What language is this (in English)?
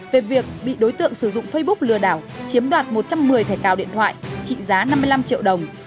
Vietnamese